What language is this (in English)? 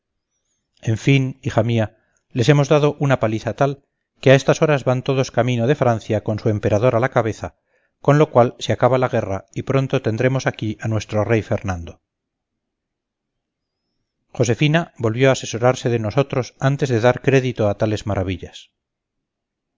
Spanish